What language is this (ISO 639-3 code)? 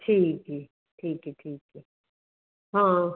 pan